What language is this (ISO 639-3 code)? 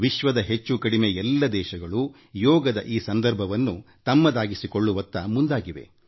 kan